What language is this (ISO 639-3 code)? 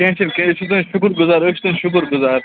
kas